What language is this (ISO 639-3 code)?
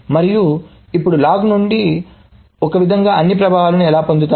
tel